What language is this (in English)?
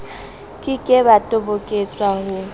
Southern Sotho